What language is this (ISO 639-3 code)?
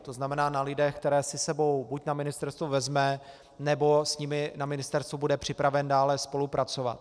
ces